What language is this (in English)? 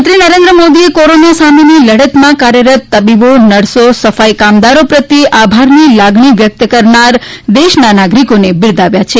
Gujarati